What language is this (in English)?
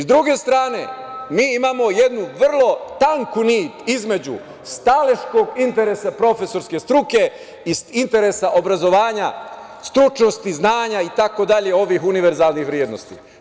Serbian